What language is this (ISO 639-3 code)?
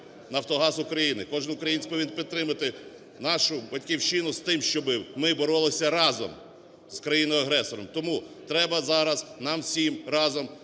ukr